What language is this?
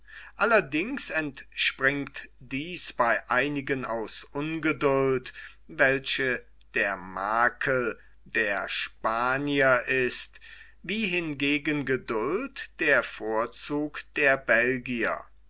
German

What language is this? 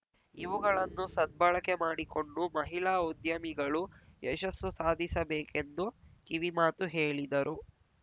Kannada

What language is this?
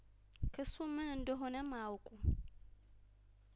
Amharic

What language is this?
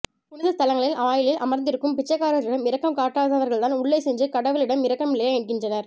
Tamil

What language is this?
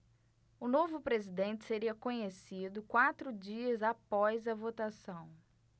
Portuguese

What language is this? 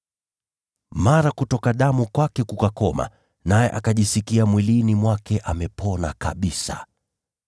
Swahili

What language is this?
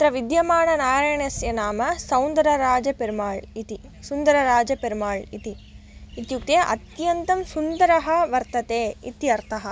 Sanskrit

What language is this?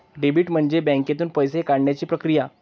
Marathi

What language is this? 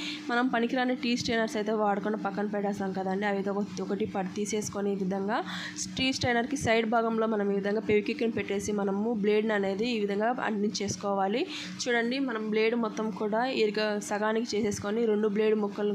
Telugu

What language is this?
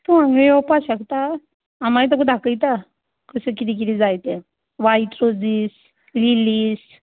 Konkani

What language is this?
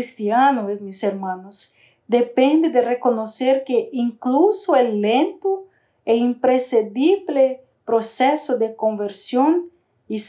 Spanish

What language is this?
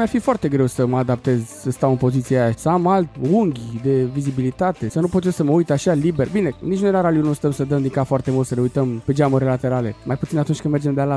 Romanian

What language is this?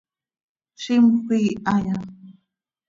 Seri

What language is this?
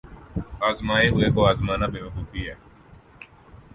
Urdu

